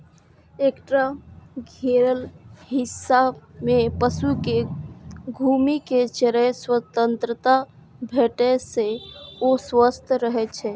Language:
Maithili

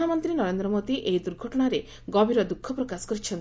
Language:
Odia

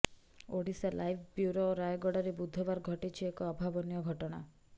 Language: Odia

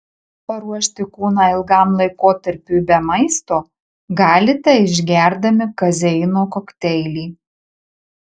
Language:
Lithuanian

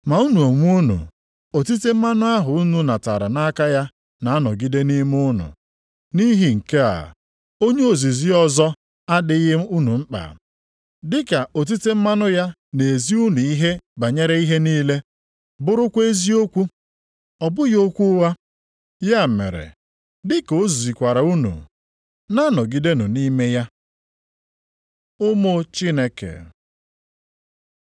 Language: Igbo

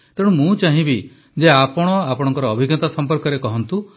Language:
Odia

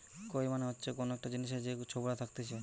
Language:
Bangla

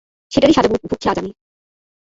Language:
Bangla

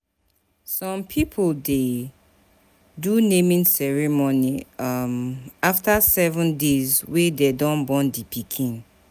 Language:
Nigerian Pidgin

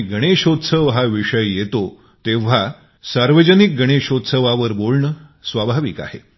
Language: Marathi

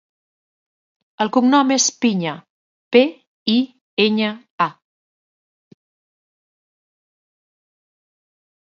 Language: Catalan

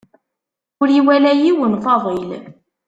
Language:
Kabyle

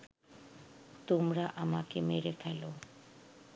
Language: Bangla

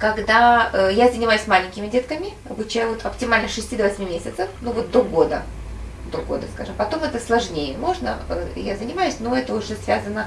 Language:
Russian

